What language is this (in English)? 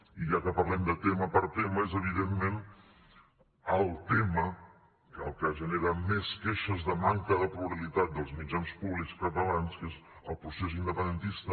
Catalan